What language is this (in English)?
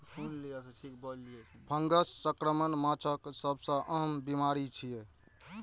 Maithili